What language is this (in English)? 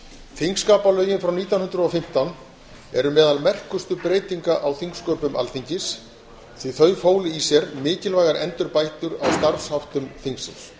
Icelandic